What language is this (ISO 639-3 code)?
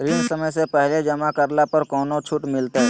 mag